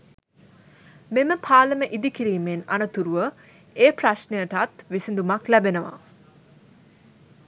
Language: Sinhala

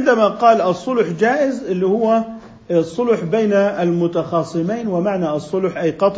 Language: Arabic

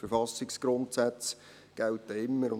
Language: Swiss German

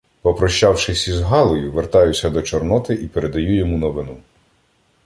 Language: Ukrainian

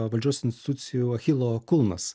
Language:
Lithuanian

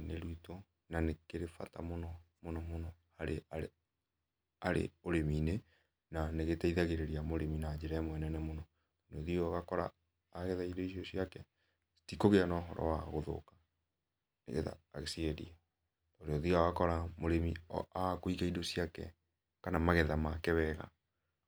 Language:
Kikuyu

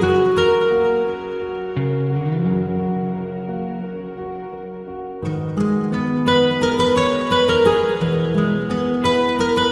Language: Romanian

